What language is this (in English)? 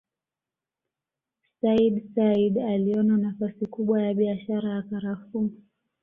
Swahili